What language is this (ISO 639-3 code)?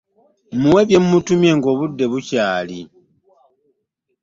lug